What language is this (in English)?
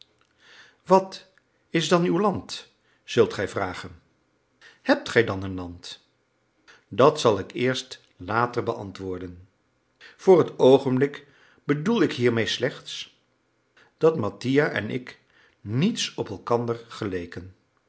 Dutch